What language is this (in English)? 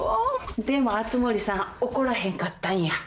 Japanese